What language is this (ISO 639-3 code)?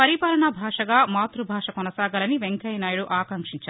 tel